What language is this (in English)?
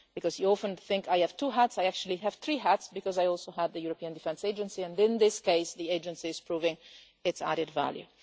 English